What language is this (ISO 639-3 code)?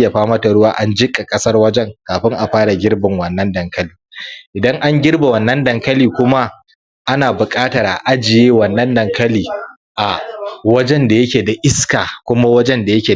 hau